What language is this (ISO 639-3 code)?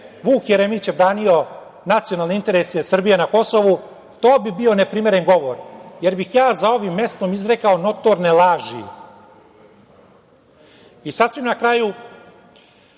srp